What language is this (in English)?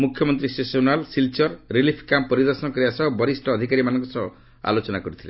Odia